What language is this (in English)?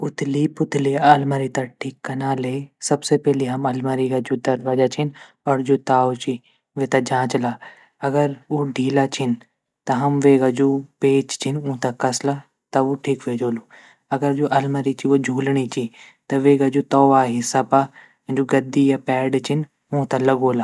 Garhwali